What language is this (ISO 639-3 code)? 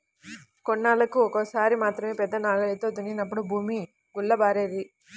tel